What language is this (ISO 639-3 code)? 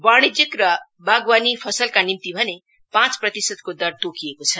nep